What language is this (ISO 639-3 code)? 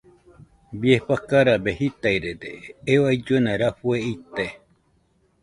hux